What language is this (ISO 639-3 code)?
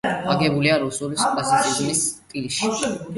kat